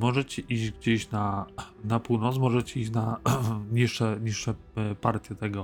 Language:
Polish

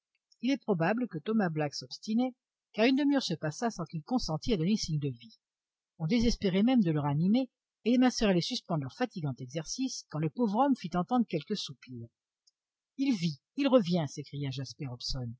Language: French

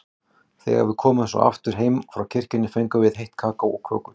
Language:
Icelandic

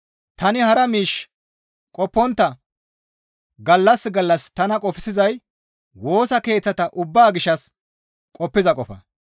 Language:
Gamo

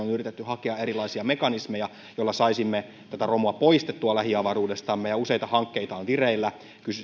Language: Finnish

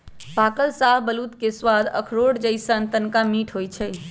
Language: Magahi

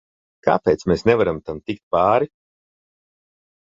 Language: Latvian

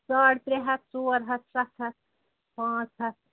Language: Kashmiri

